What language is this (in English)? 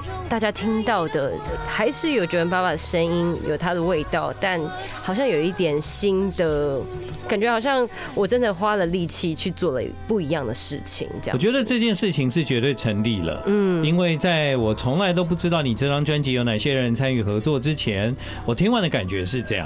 Chinese